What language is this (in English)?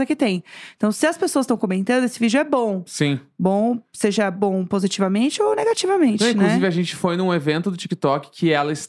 Portuguese